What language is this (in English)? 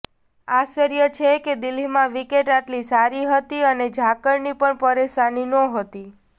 Gujarati